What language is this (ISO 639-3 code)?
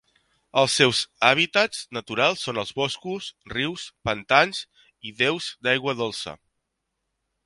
cat